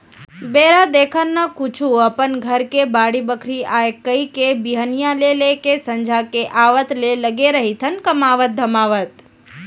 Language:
Chhattisgarhi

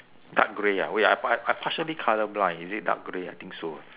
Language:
English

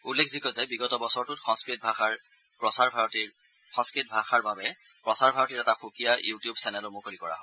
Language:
Assamese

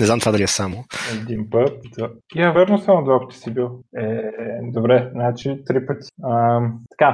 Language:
Bulgarian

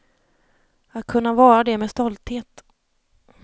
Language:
Swedish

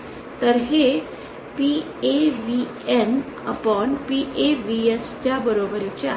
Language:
Marathi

